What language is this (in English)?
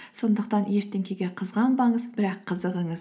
Kazakh